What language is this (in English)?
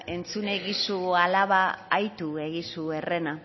Basque